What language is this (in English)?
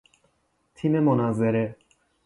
Persian